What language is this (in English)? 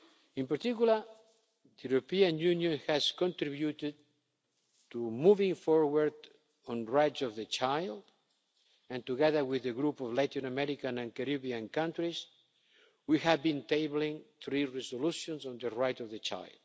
English